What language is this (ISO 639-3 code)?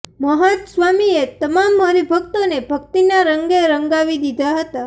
guj